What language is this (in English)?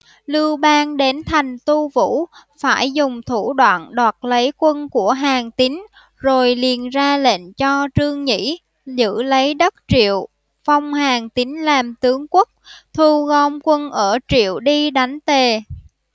Vietnamese